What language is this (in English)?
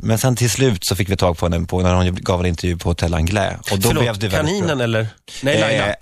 Swedish